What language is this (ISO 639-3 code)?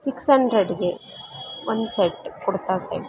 kan